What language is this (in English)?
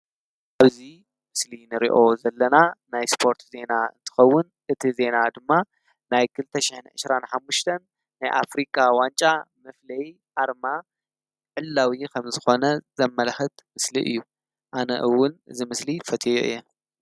Tigrinya